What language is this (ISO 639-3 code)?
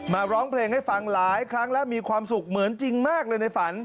tha